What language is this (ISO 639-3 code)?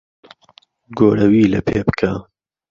ckb